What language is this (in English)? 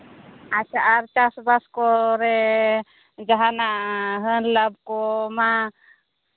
Santali